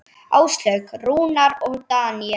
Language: Icelandic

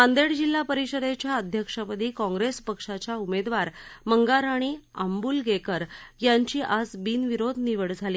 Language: Marathi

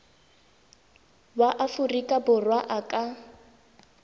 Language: Tswana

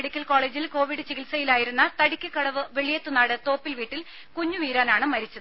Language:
Malayalam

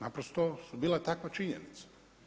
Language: Croatian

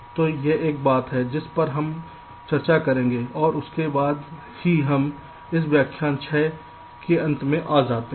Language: Hindi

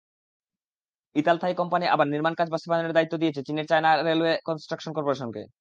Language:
Bangla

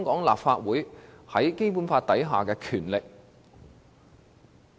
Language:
Cantonese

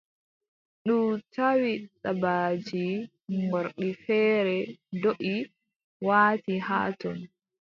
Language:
Adamawa Fulfulde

